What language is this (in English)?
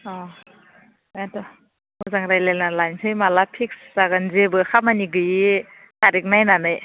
Bodo